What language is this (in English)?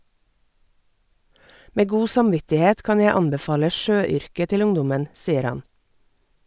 Norwegian